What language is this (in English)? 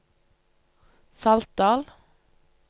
Norwegian